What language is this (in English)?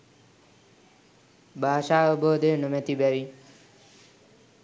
Sinhala